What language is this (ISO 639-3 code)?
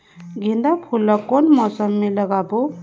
hne